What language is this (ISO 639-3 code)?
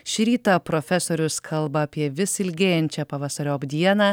lit